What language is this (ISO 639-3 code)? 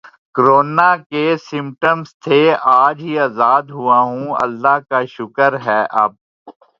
urd